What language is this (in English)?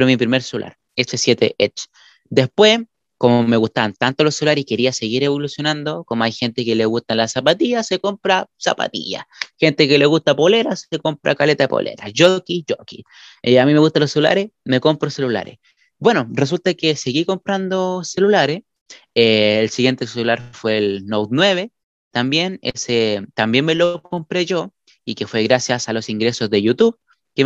Spanish